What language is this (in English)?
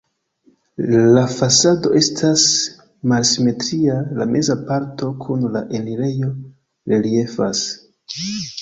Esperanto